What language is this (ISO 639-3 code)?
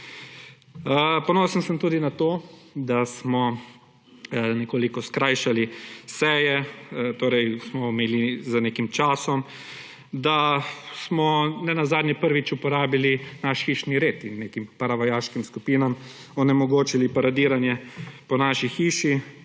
slv